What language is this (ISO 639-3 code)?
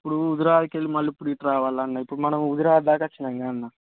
tel